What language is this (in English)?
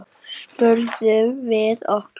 Icelandic